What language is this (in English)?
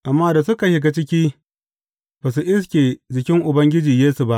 Hausa